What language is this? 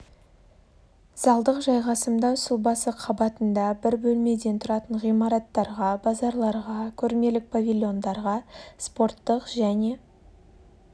Kazakh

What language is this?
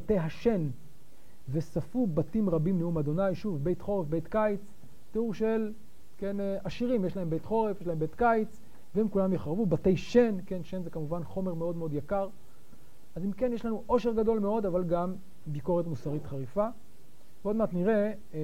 Hebrew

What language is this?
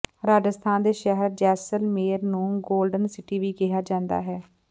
Punjabi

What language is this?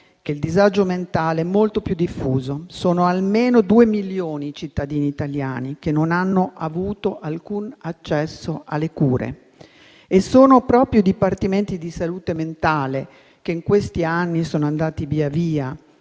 Italian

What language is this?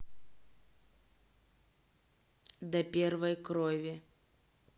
Russian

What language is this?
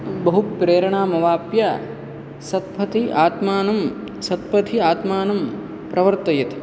Sanskrit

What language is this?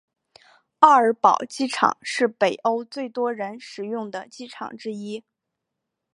Chinese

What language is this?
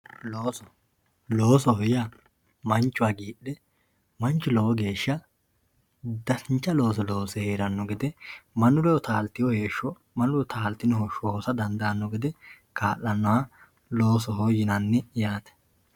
Sidamo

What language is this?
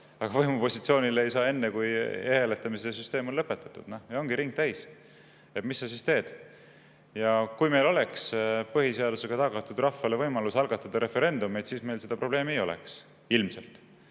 Estonian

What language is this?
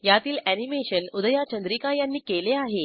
Marathi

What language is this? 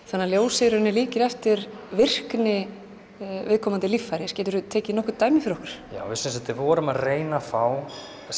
Icelandic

